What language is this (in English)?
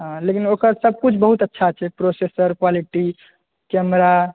Maithili